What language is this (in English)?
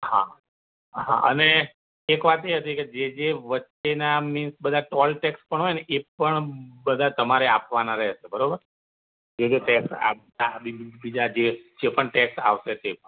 Gujarati